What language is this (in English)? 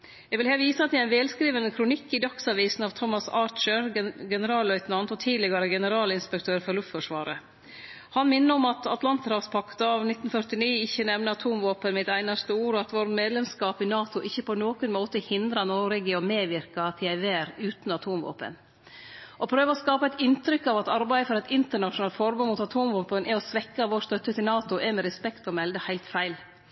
Norwegian Nynorsk